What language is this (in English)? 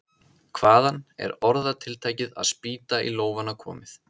Icelandic